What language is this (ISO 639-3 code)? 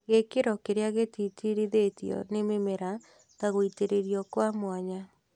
kik